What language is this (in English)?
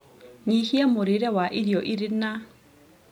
Kikuyu